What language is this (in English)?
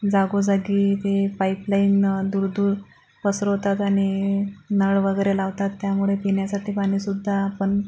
Marathi